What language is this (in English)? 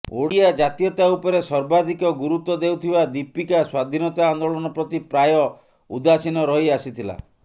Odia